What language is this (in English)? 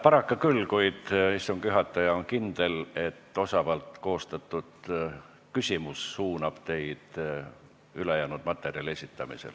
Estonian